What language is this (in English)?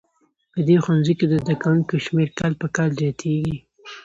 Pashto